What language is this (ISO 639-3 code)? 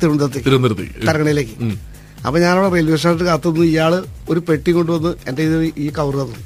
mal